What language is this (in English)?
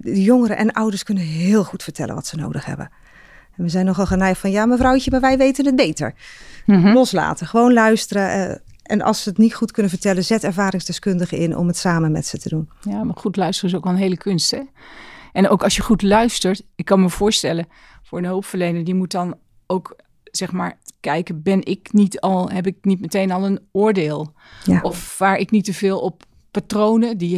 Dutch